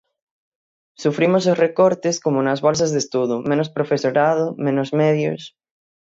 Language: Galician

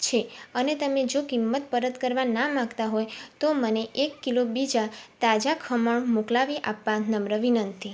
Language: Gujarati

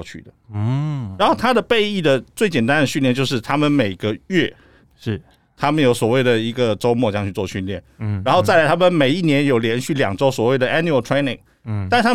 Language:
Chinese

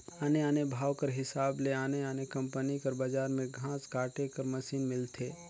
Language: Chhattisgarhi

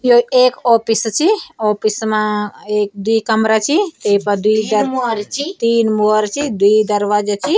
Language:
Garhwali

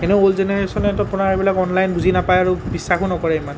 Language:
Assamese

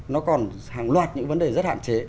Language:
Vietnamese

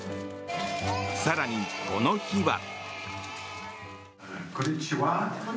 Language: Japanese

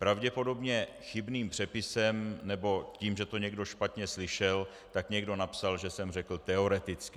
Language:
Czech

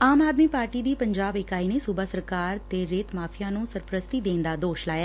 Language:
Punjabi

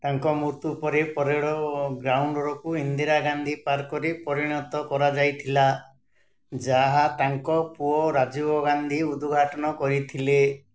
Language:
Odia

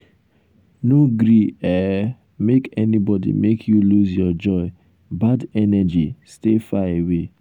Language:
Nigerian Pidgin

